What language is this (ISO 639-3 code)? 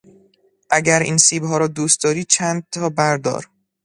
fas